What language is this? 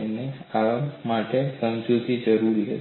Gujarati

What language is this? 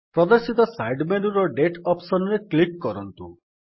Odia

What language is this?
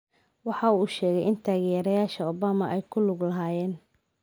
Somali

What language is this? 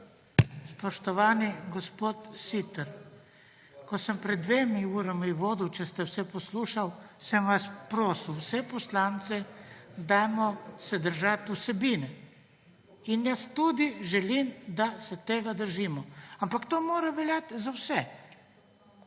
Slovenian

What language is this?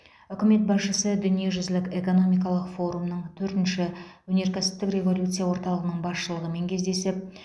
Kazakh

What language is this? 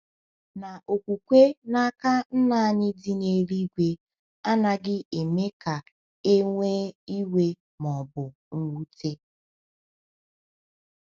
Igbo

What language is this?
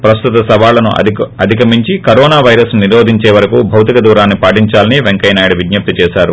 Telugu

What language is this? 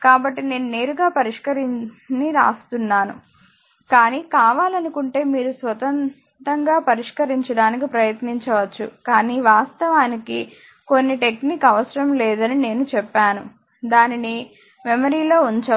Telugu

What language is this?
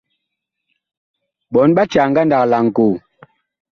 Bakoko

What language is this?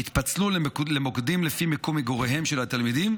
Hebrew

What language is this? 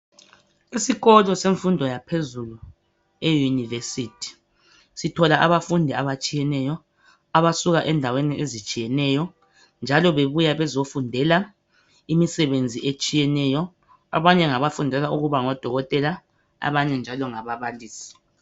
North Ndebele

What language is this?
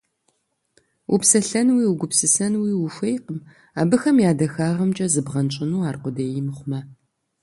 Kabardian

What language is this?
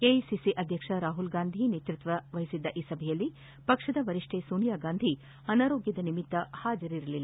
Kannada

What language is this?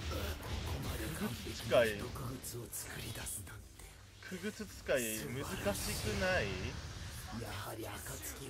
Japanese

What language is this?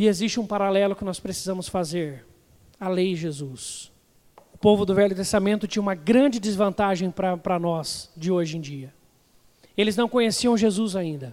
Portuguese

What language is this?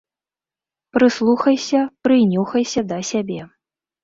Belarusian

